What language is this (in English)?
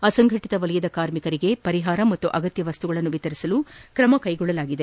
Kannada